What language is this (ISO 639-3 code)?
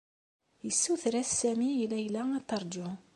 kab